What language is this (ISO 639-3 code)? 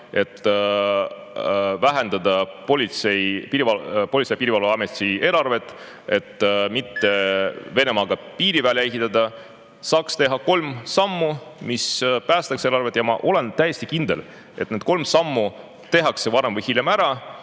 est